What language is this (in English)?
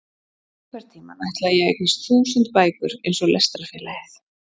Icelandic